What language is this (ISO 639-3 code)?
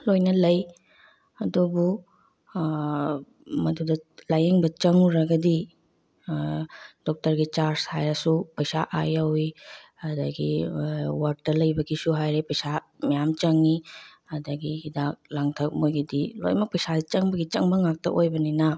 mni